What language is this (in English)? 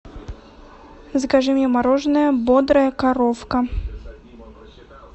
Russian